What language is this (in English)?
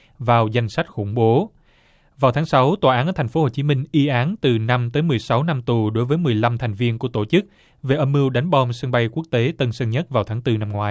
Vietnamese